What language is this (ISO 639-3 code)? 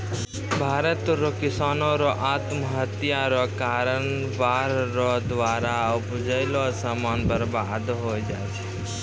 mai